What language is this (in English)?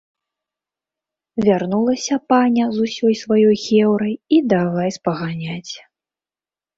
Belarusian